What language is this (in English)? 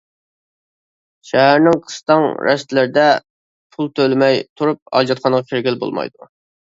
Uyghur